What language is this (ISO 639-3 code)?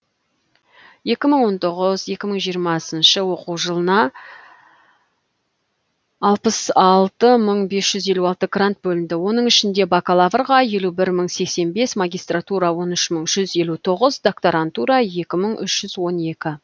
kaz